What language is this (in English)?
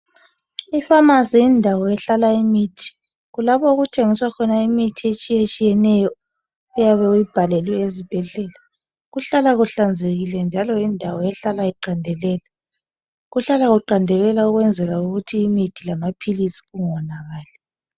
North Ndebele